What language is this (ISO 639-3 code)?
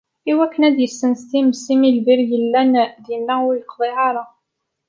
kab